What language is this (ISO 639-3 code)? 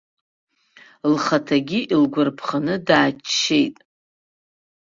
abk